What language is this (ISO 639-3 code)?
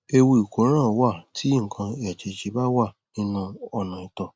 yor